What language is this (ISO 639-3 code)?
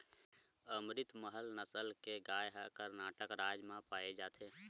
hne